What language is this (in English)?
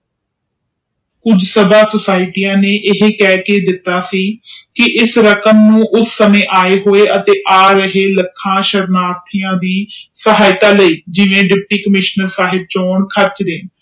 Punjabi